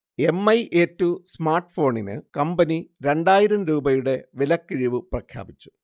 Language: Malayalam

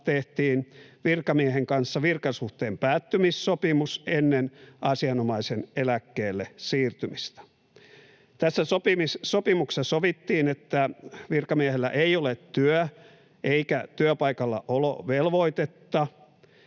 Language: Finnish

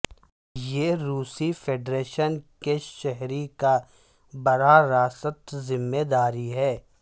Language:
Urdu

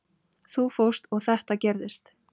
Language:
Icelandic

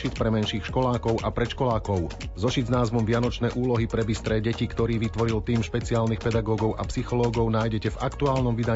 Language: Slovak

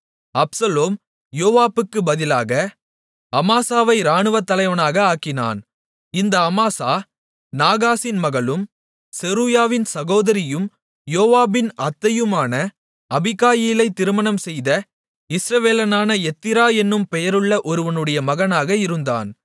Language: Tamil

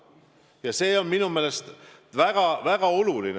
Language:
Estonian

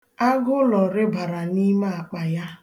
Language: Igbo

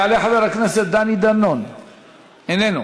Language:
Hebrew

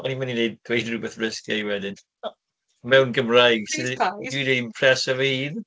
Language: Welsh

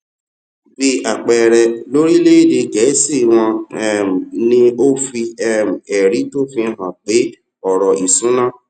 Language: Yoruba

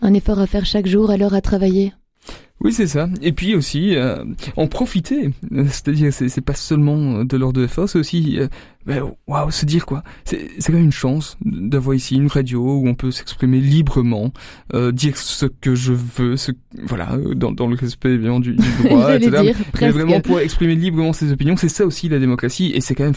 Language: French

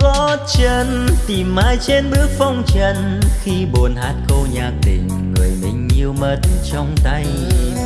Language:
Vietnamese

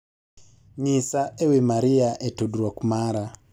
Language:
Luo (Kenya and Tanzania)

